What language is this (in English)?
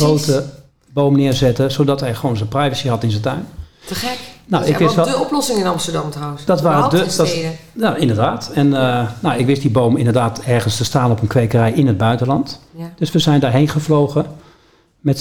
Dutch